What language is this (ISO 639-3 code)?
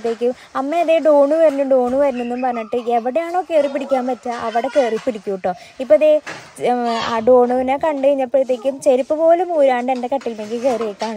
mal